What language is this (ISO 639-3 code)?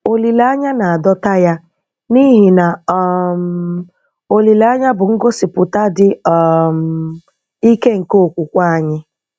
ibo